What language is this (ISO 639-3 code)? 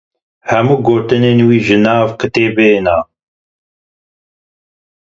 kur